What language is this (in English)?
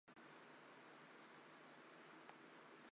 Chinese